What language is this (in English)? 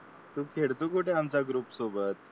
Marathi